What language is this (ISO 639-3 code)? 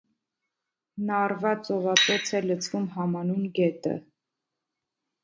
hye